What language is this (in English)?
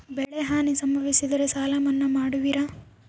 Kannada